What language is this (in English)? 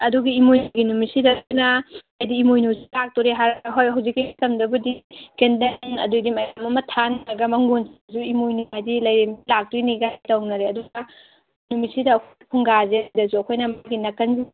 Manipuri